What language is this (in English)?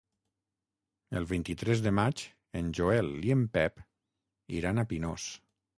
Catalan